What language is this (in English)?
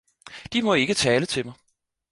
Danish